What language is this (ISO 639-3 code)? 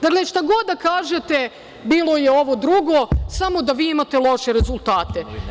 srp